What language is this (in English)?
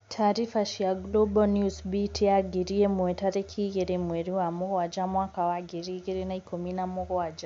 Kikuyu